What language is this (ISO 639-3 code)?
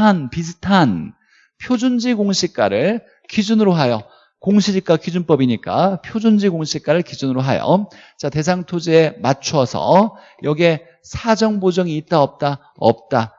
kor